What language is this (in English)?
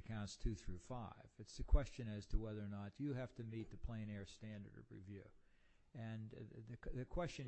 English